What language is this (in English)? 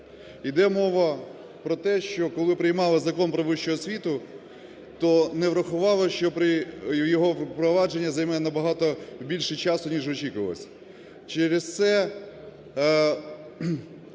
Ukrainian